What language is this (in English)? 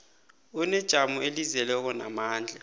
South Ndebele